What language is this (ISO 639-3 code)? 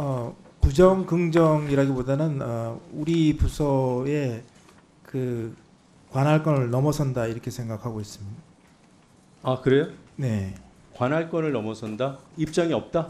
kor